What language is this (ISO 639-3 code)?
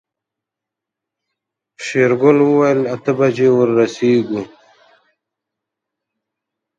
pus